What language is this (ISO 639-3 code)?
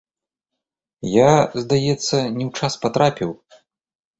bel